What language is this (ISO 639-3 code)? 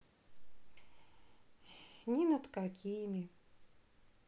rus